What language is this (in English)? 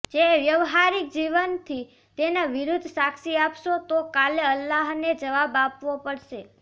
Gujarati